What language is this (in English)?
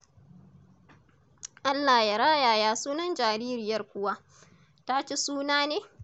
Hausa